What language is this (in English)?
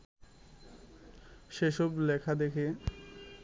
Bangla